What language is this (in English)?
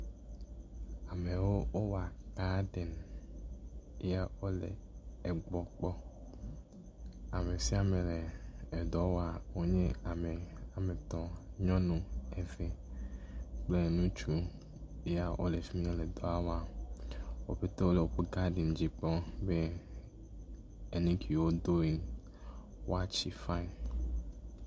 Ewe